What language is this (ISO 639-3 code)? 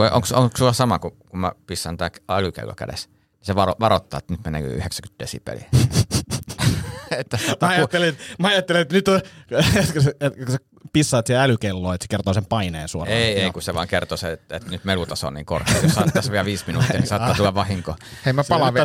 fin